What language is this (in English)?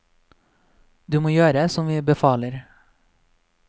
Norwegian